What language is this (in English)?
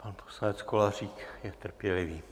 Czech